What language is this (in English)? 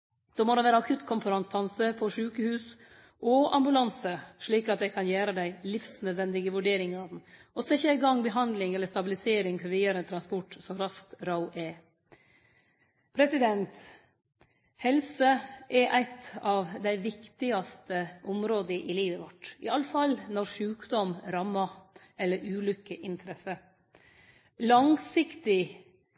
Norwegian Nynorsk